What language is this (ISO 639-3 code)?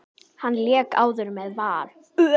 isl